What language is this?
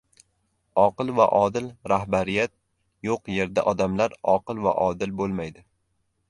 Uzbek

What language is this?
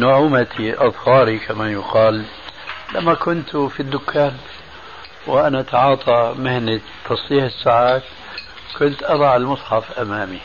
Arabic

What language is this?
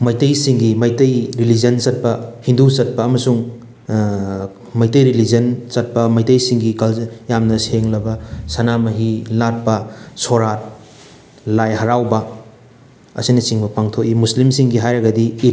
Manipuri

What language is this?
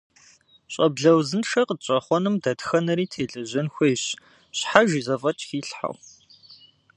Kabardian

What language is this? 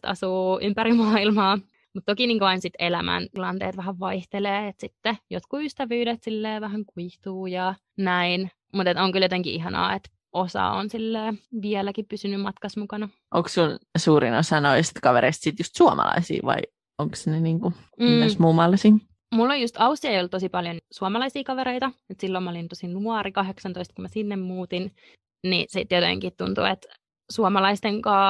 Finnish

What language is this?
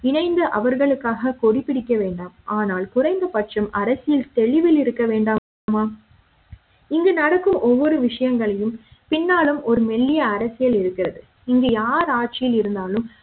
Tamil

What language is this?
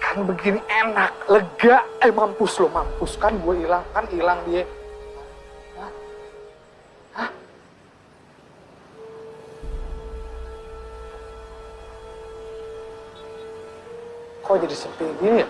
Indonesian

